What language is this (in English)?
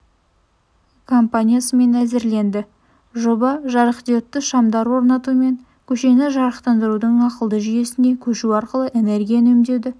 Kazakh